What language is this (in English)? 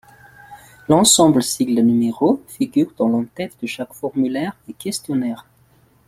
French